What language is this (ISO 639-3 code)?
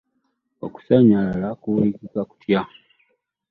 lug